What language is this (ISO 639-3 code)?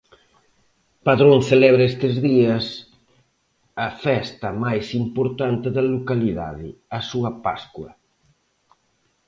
glg